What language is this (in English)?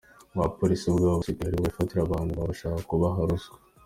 Kinyarwanda